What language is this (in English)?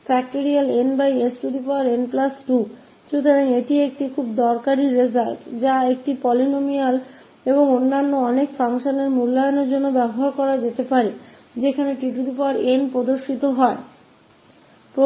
Hindi